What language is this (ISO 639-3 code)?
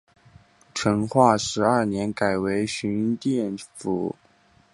zho